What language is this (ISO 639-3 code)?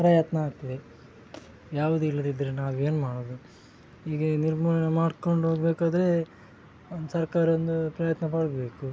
kan